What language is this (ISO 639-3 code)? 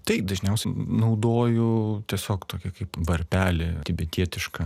lit